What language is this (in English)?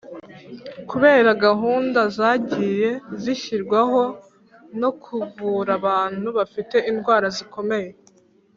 Kinyarwanda